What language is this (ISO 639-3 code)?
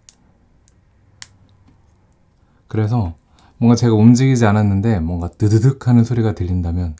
kor